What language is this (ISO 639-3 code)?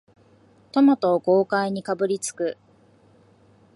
jpn